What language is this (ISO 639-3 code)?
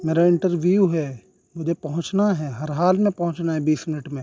urd